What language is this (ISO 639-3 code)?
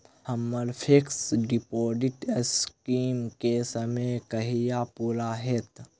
mai